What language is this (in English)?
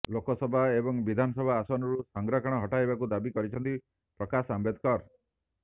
Odia